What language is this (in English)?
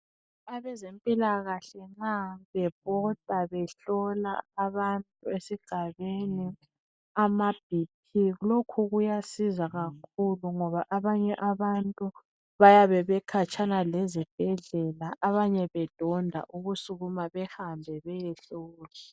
North Ndebele